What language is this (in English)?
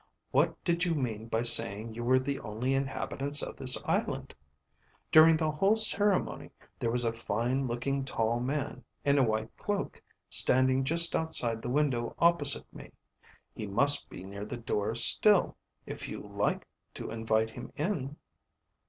English